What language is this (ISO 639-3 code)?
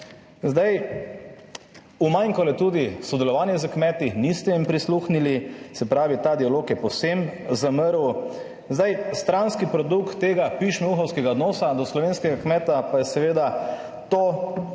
slv